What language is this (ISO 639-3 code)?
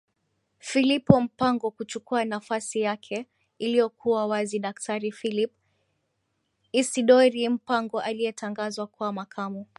swa